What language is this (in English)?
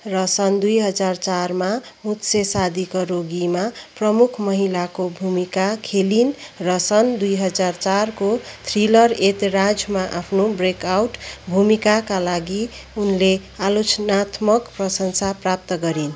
Nepali